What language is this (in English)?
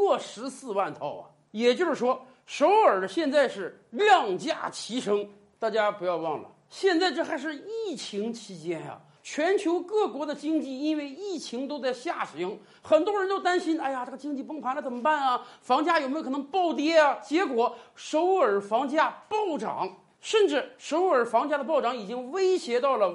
Chinese